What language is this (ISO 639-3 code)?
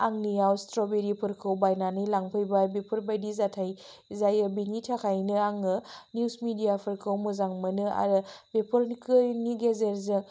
brx